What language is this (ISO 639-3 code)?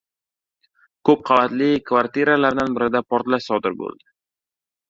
uzb